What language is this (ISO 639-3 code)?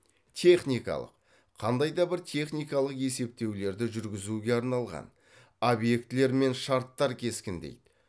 kaz